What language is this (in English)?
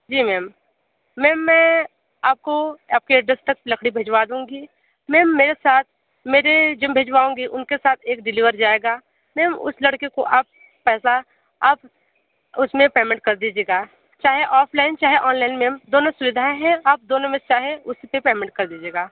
Hindi